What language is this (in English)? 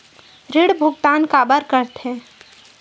Chhattisgarhi